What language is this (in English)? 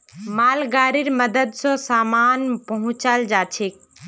Magahi